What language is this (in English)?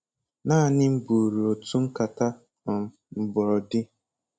Igbo